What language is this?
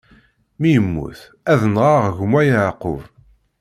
Kabyle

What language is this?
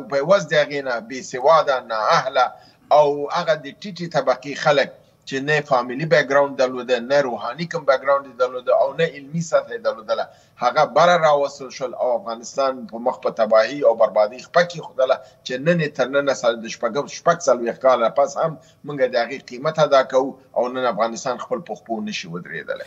Persian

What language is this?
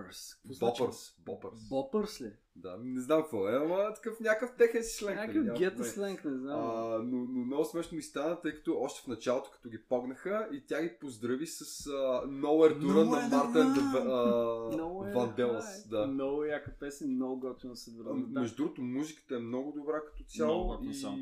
Bulgarian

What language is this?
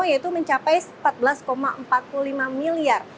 Indonesian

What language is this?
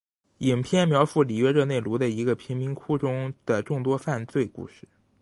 Chinese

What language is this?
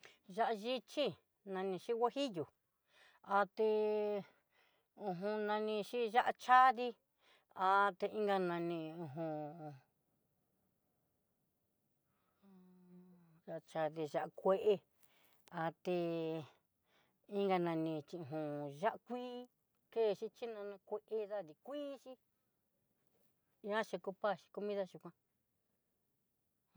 Southeastern Nochixtlán Mixtec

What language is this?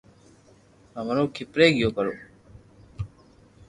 Loarki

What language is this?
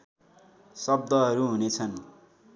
Nepali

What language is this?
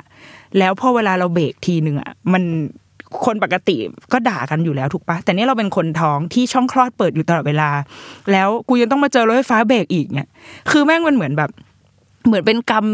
Thai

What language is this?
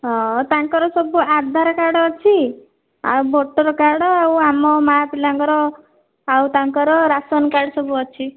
Odia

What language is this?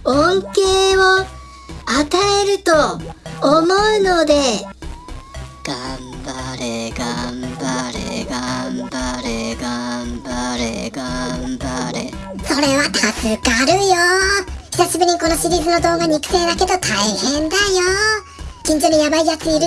Japanese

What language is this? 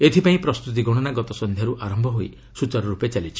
Odia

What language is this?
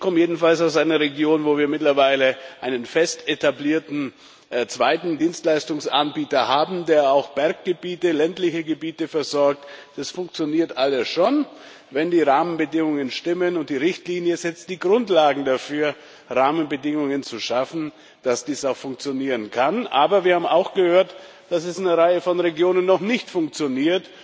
German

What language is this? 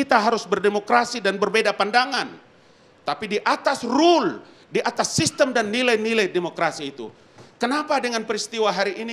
Indonesian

